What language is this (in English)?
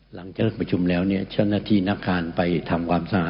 Thai